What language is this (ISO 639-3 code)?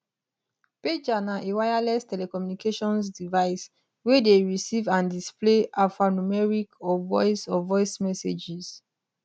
pcm